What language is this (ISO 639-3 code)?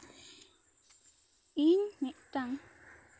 sat